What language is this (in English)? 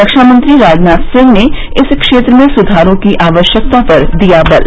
Hindi